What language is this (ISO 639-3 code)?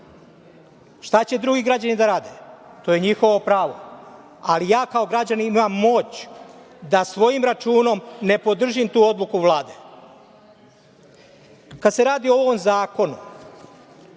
srp